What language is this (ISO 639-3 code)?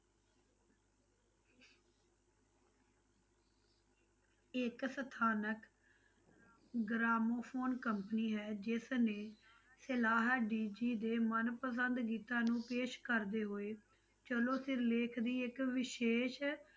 pan